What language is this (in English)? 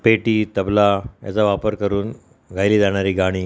Marathi